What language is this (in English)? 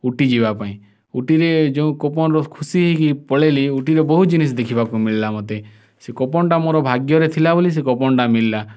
Odia